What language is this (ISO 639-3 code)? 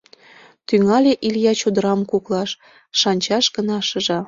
chm